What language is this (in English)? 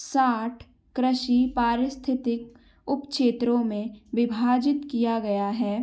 Hindi